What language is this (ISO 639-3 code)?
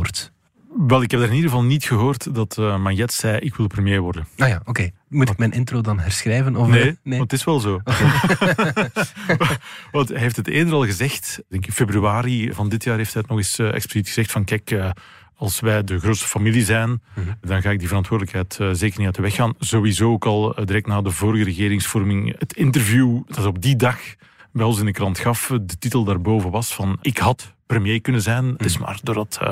nld